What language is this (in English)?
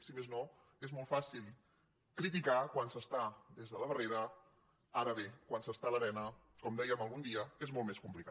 Catalan